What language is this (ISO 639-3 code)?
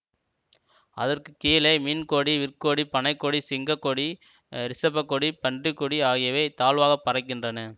tam